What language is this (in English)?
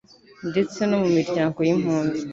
Kinyarwanda